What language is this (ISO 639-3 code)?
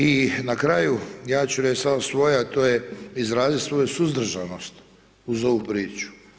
hrv